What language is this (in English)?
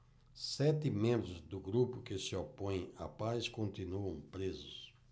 Portuguese